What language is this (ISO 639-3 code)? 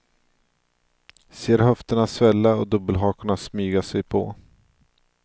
swe